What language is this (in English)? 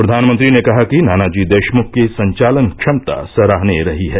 Hindi